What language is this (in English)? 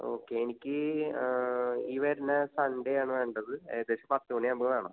Malayalam